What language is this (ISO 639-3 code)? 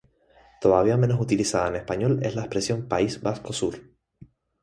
spa